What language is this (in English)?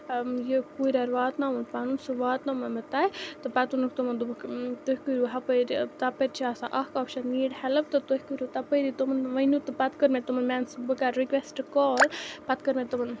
Kashmiri